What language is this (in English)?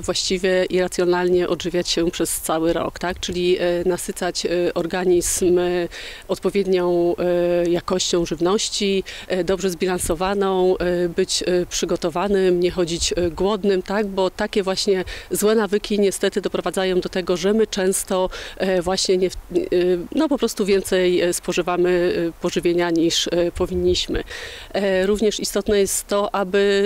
Polish